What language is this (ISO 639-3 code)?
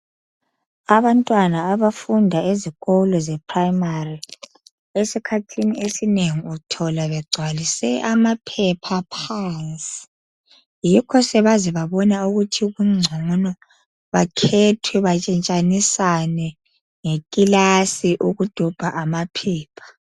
nde